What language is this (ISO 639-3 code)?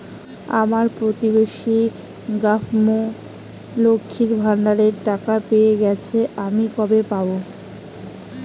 ben